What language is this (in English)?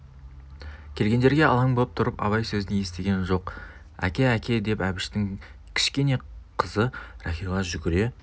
Kazakh